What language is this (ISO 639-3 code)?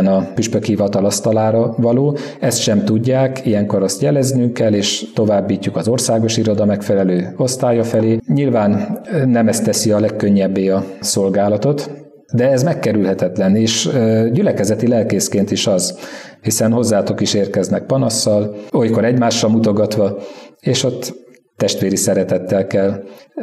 hun